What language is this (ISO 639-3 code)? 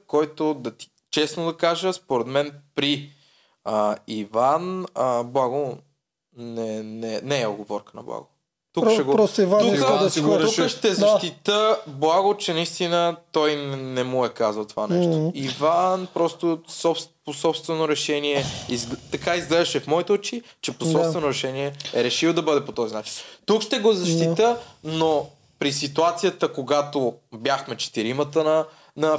bul